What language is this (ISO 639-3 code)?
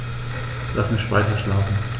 deu